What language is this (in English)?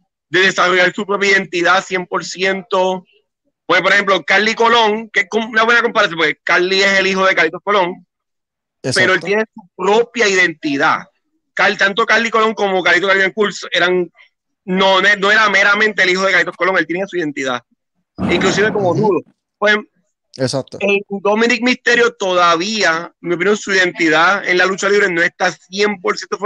Spanish